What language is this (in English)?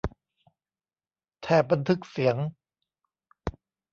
Thai